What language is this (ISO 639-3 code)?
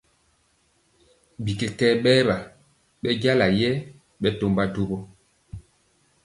mcx